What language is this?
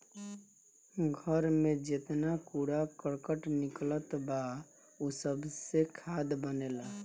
Bhojpuri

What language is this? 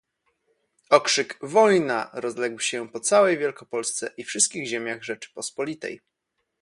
Polish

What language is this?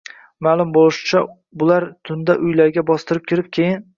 Uzbek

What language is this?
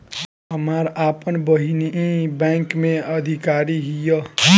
Bhojpuri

